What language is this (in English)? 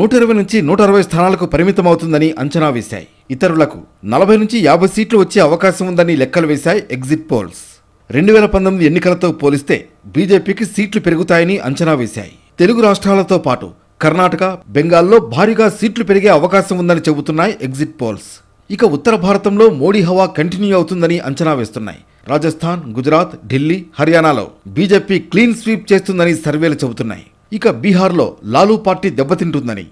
Telugu